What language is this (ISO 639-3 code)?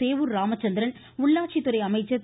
tam